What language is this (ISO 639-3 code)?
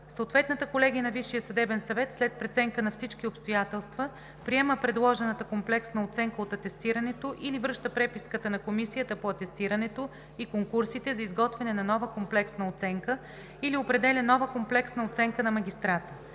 bul